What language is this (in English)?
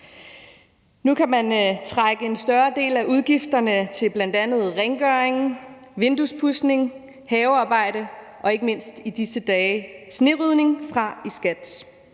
Danish